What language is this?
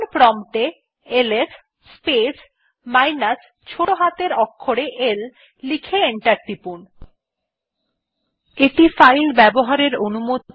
Bangla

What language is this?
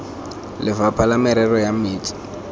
Tswana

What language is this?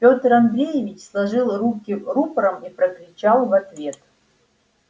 Russian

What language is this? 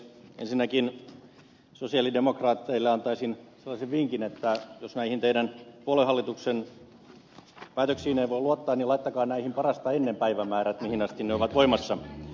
Finnish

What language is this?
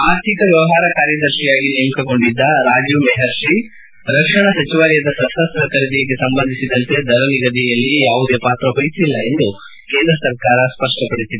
Kannada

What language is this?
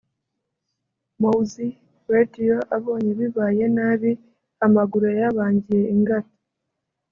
Kinyarwanda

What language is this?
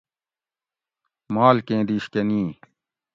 Gawri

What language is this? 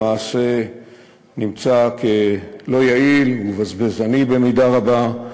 Hebrew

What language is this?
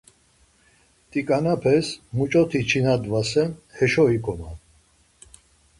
Laz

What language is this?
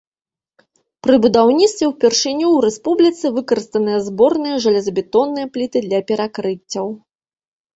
Belarusian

